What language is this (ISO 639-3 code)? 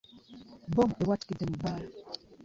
lug